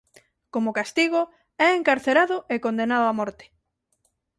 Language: Galician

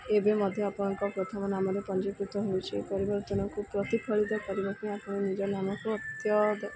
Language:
Odia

